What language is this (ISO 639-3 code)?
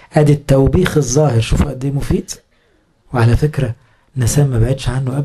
ara